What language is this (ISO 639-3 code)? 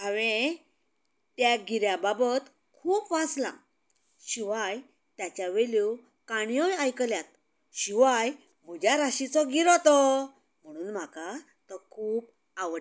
kok